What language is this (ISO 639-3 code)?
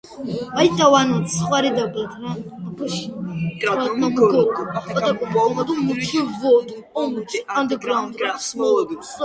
kat